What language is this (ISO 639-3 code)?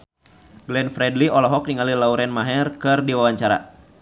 sun